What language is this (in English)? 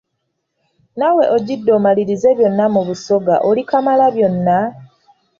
Ganda